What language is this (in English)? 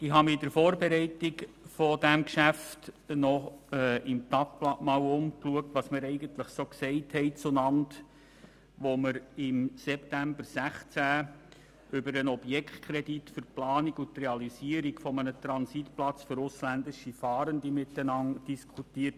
Swiss German